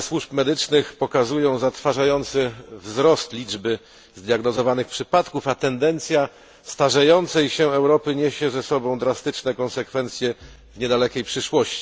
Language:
Polish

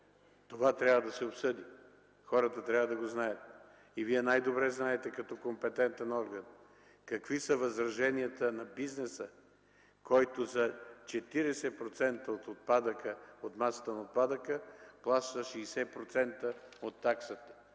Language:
Bulgarian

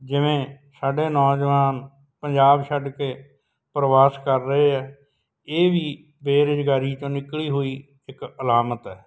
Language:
Punjabi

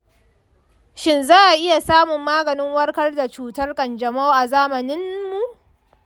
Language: Hausa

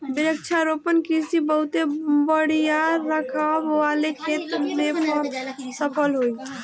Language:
Bhojpuri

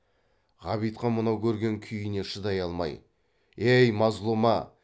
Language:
Kazakh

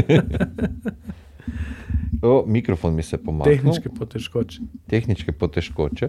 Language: Croatian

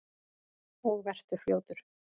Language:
Icelandic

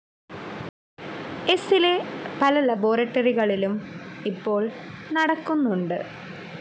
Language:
Malayalam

